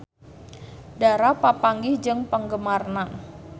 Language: Sundanese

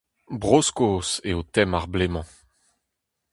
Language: Breton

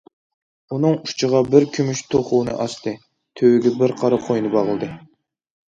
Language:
Uyghur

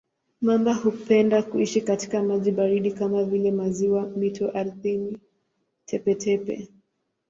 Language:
Swahili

